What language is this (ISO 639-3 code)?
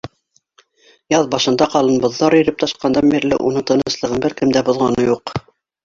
bak